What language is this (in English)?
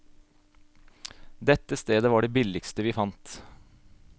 Norwegian